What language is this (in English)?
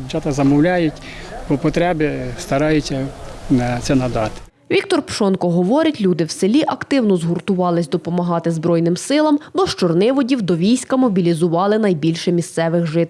Ukrainian